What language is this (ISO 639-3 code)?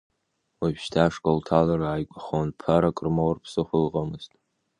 abk